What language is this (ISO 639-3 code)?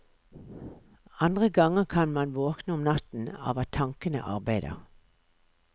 nor